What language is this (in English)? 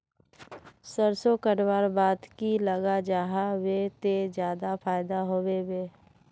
Magahi